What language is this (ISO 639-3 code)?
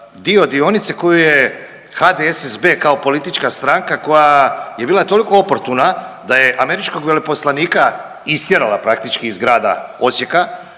hrv